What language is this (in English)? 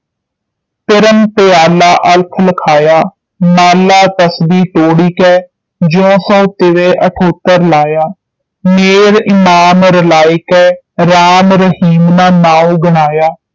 Punjabi